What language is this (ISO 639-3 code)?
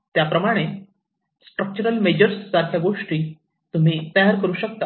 mar